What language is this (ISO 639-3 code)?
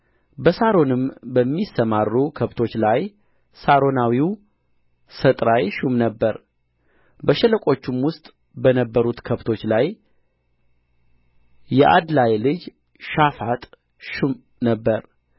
amh